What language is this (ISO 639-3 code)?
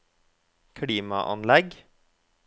nor